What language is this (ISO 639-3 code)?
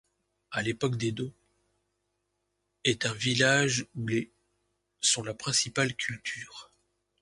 fra